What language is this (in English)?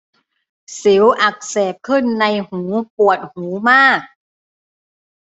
Thai